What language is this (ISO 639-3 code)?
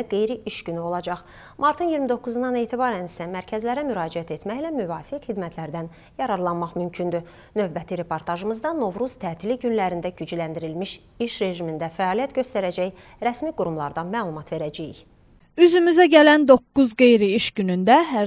tur